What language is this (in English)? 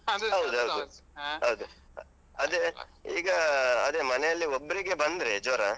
Kannada